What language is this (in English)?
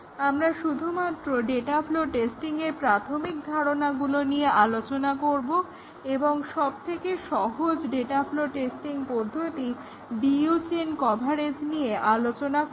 Bangla